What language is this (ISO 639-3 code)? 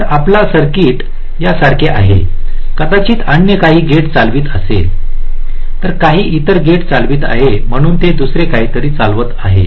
mar